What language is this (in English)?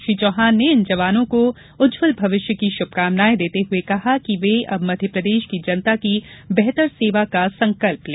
Hindi